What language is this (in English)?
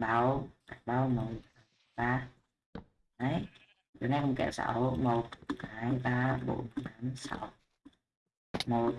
Vietnamese